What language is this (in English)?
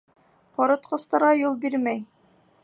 Bashkir